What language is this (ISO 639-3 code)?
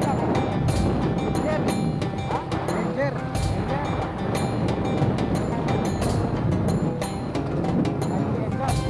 ind